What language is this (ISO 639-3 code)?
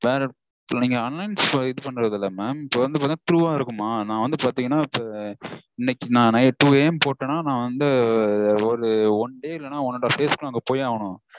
tam